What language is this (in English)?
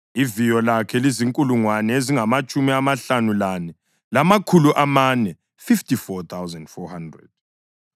North Ndebele